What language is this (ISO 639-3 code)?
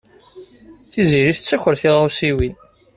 kab